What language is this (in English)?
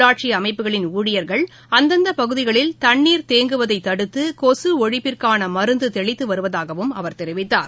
Tamil